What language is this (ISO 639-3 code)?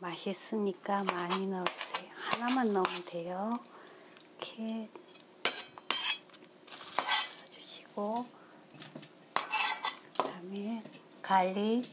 kor